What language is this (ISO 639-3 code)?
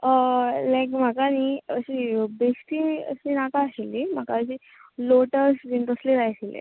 kok